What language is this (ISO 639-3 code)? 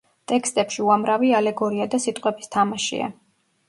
kat